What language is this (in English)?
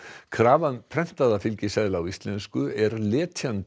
Icelandic